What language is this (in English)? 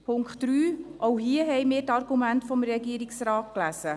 Swiss German